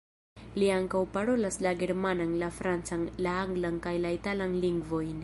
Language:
Esperanto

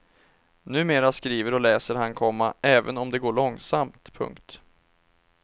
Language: Swedish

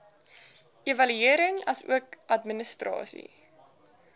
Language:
Afrikaans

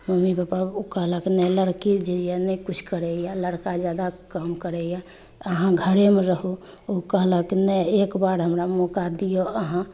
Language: Maithili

